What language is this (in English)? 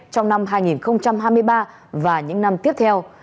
Vietnamese